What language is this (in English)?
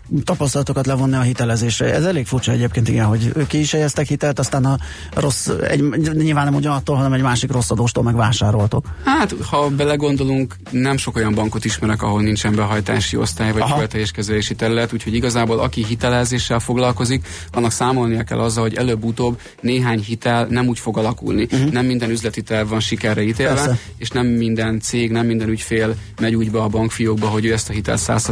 Hungarian